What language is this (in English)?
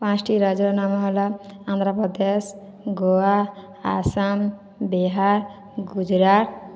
Odia